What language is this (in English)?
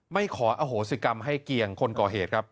Thai